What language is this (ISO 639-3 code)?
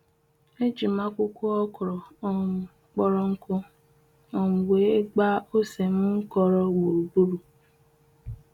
ibo